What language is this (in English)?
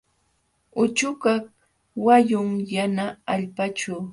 Jauja Wanca Quechua